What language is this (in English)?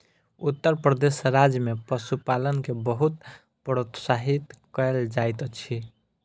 Maithili